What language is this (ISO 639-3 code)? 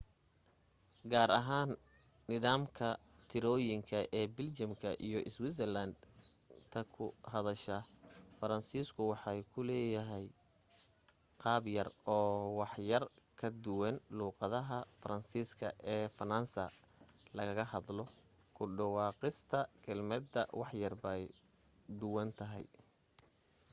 som